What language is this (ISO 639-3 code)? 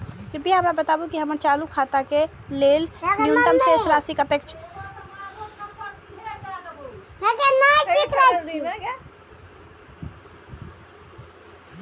mai